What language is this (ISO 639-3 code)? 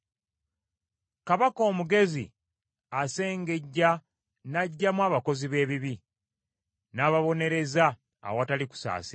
lug